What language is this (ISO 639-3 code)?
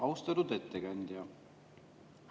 est